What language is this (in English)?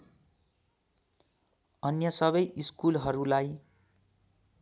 Nepali